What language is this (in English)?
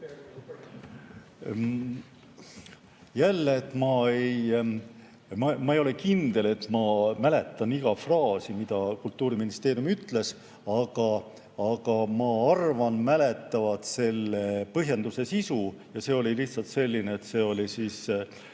Estonian